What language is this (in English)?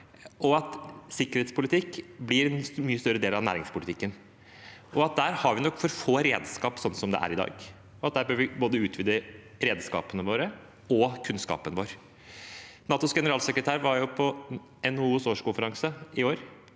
Norwegian